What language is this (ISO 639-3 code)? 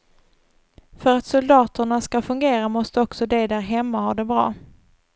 swe